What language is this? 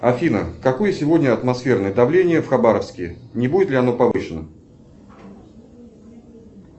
Russian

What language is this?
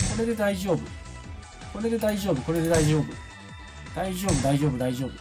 Japanese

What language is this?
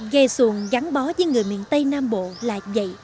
Vietnamese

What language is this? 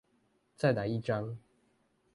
Chinese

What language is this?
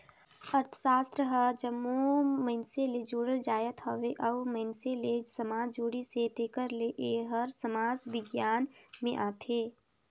Chhattisgarhi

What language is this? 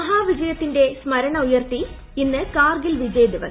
Malayalam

